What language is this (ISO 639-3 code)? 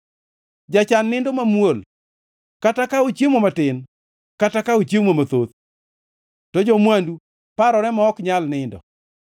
luo